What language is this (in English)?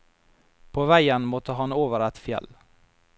Norwegian